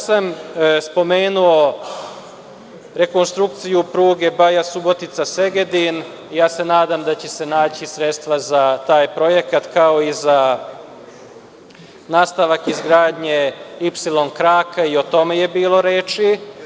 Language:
Serbian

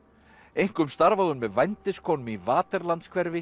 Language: Icelandic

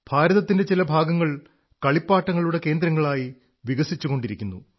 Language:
Malayalam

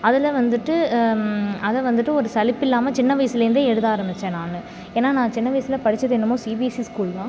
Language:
Tamil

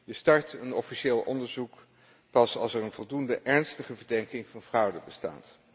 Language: Dutch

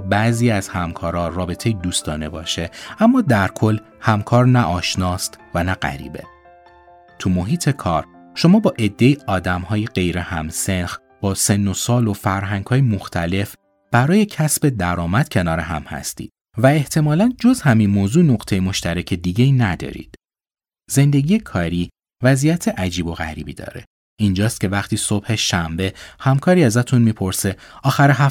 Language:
Persian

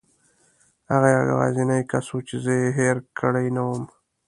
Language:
Pashto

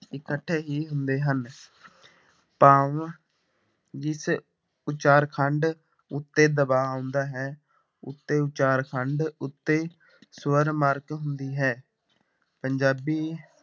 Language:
Punjabi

